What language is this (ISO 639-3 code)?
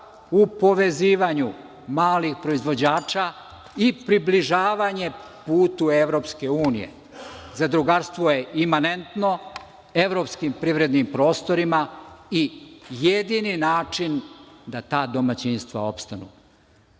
srp